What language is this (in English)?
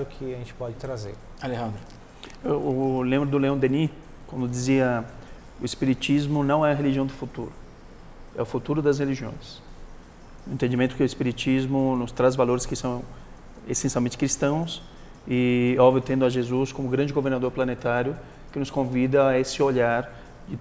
Portuguese